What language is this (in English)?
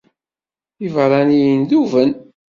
Kabyle